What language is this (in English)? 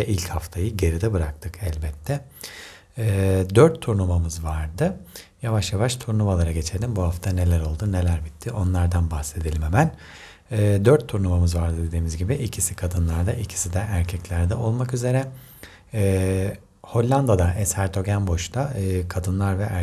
Turkish